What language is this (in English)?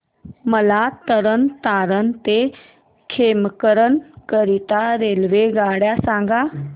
Marathi